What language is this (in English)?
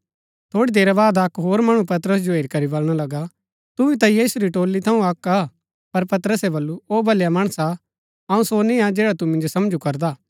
Gaddi